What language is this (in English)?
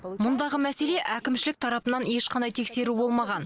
Kazakh